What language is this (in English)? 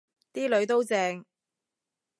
Cantonese